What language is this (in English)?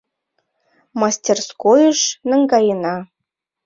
Mari